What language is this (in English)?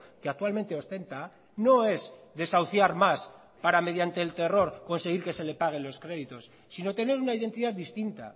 Spanish